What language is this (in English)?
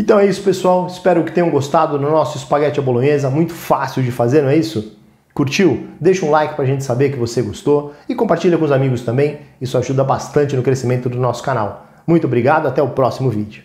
Portuguese